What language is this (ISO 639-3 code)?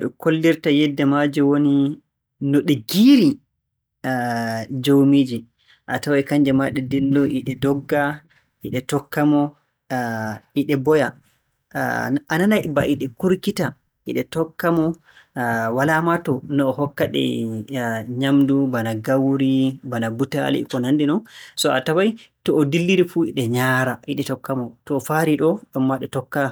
fue